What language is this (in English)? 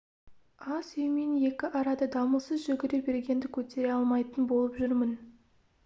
Kazakh